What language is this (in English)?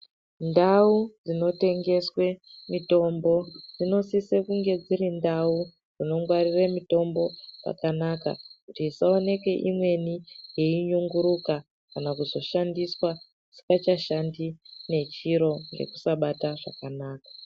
Ndau